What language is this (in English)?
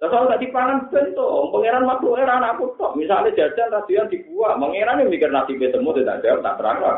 Malay